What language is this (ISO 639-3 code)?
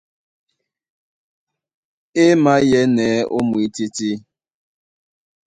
dua